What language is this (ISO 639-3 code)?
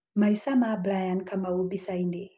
kik